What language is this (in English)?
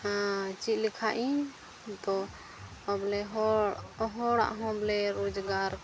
Santali